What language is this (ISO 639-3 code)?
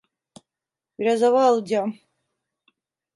tur